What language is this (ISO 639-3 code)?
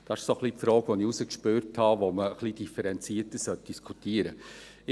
gsw